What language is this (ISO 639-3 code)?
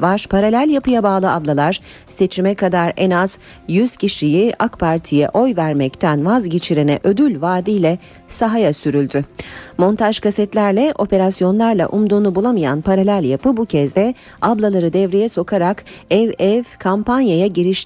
tur